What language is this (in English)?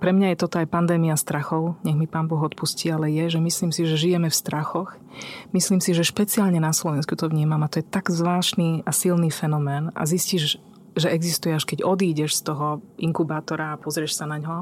Slovak